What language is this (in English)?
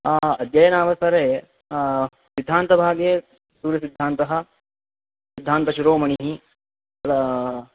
Sanskrit